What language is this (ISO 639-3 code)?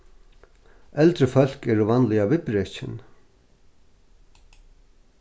fao